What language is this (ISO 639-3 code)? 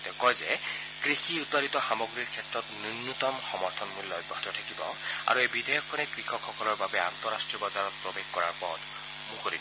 asm